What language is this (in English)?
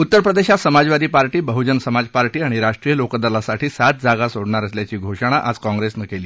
Marathi